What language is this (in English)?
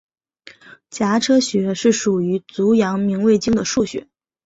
Chinese